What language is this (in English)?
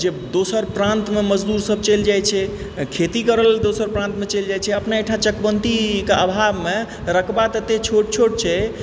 Maithili